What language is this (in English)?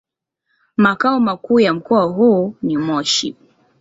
Swahili